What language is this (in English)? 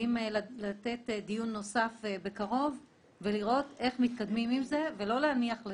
Hebrew